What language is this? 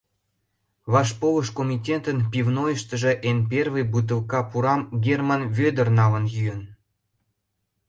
Mari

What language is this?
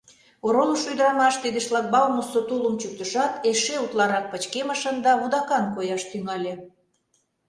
Mari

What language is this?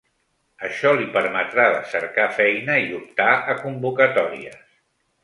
Catalan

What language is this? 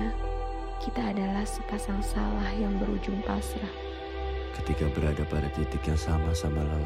Indonesian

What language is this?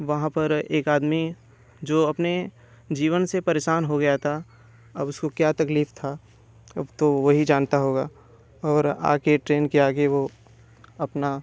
Hindi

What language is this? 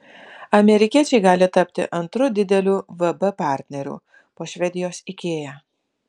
Lithuanian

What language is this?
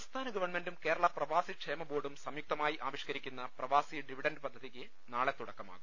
Malayalam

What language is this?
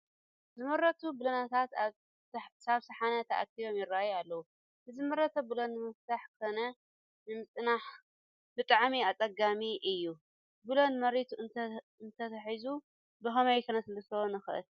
Tigrinya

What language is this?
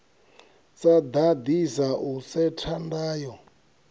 Venda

